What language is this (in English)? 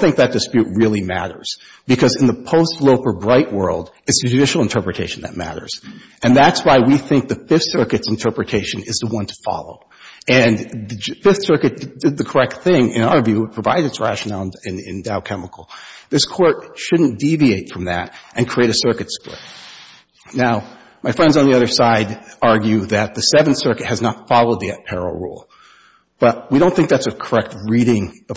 English